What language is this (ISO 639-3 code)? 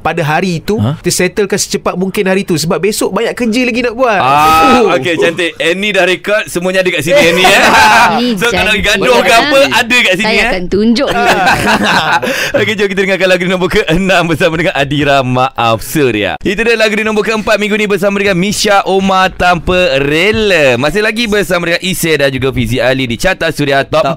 msa